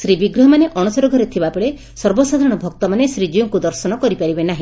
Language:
Odia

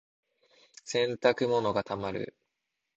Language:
Japanese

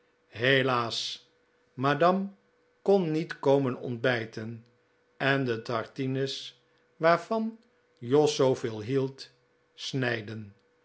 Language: Dutch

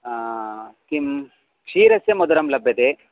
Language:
Sanskrit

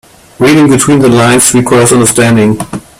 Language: English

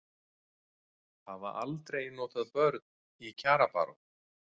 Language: Icelandic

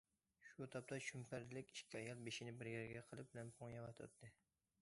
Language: Uyghur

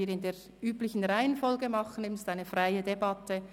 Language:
Swiss German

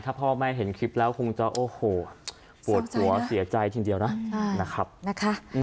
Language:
Thai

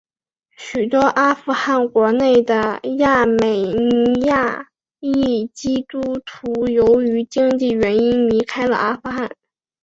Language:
Chinese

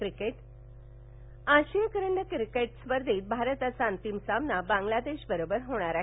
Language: Marathi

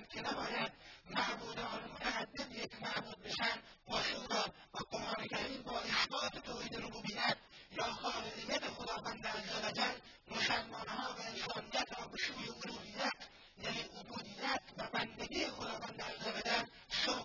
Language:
Persian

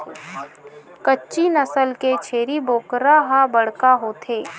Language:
Chhattisgarhi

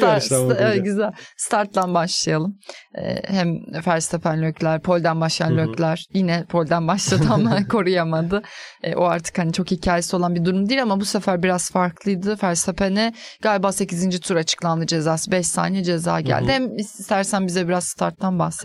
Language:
Turkish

